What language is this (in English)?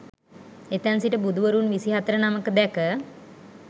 Sinhala